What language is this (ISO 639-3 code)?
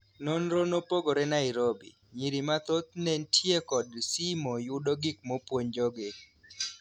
luo